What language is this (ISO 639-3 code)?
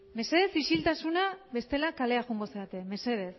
eus